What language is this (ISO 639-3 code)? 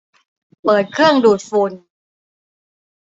tha